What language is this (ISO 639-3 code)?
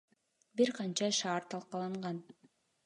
kir